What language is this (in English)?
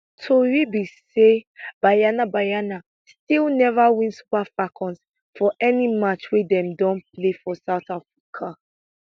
Nigerian Pidgin